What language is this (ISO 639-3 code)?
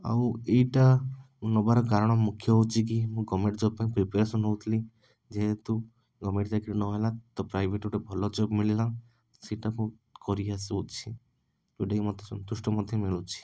ori